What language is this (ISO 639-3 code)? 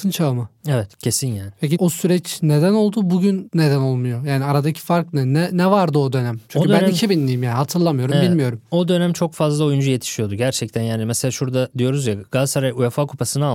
tur